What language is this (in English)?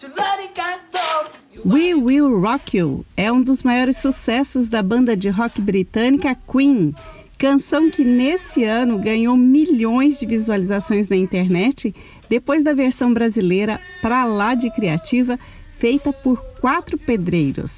Portuguese